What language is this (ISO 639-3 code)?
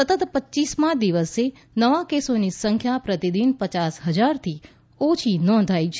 guj